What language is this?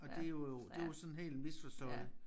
Danish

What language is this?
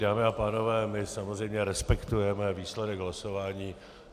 Czech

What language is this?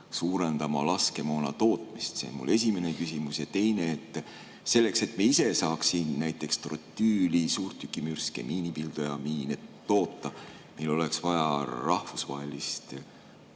Estonian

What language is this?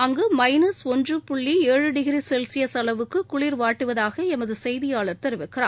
Tamil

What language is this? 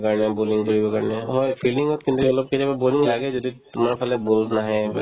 Assamese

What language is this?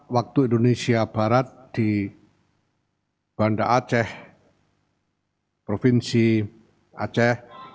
Indonesian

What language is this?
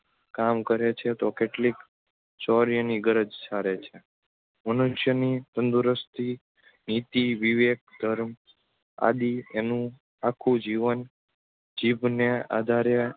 Gujarati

